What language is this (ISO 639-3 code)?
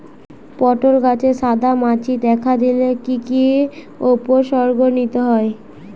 ben